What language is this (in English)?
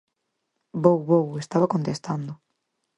Galician